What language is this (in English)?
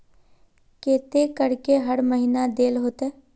Magahi